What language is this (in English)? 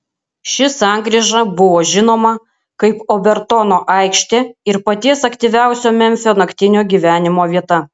Lithuanian